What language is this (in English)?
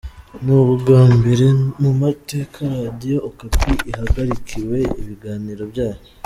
Kinyarwanda